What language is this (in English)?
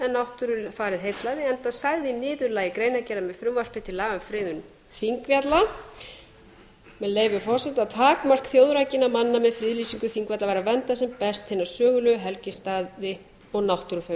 Icelandic